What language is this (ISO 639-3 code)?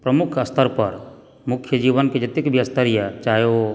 mai